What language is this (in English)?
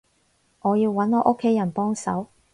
Cantonese